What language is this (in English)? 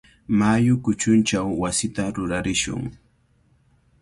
Cajatambo North Lima Quechua